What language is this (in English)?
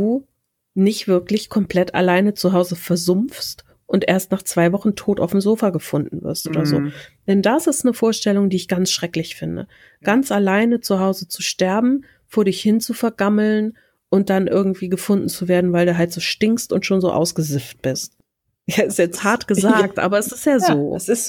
German